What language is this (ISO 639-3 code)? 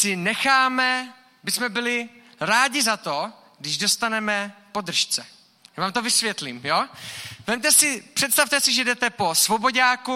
ces